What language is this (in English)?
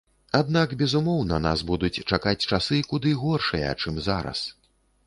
Belarusian